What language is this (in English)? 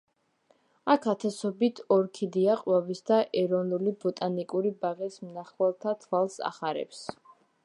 Georgian